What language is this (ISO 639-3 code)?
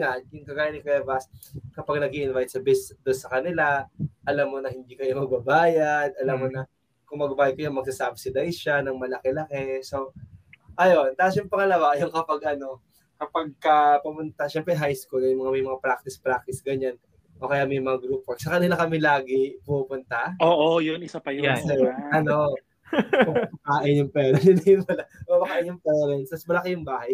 fil